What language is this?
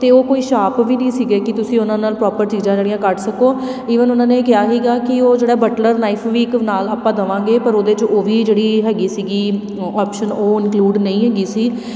Punjabi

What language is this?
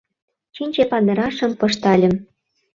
Mari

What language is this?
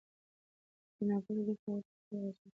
Pashto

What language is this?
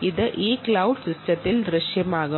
Malayalam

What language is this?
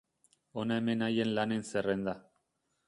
Basque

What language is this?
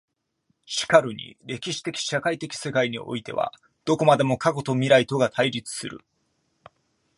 Japanese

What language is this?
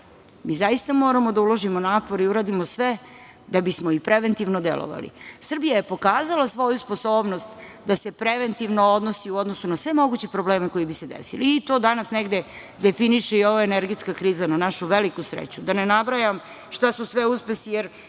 Serbian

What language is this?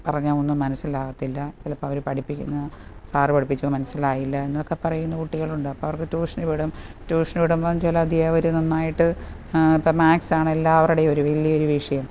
Malayalam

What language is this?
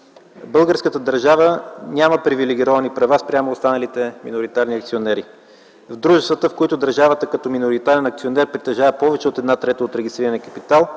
Bulgarian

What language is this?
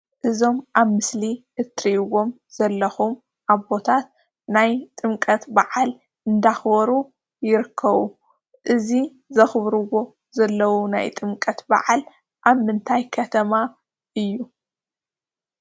Tigrinya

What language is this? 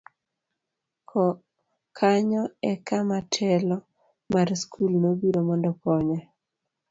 Luo (Kenya and Tanzania)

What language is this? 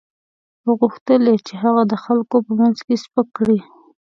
Pashto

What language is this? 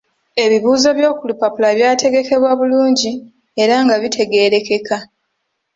Ganda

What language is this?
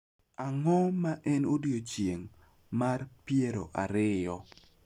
Luo (Kenya and Tanzania)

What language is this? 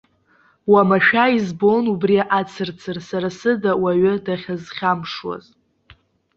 Abkhazian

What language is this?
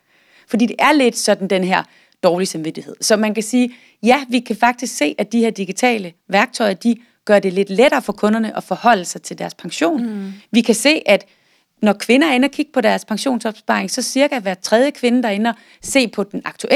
Danish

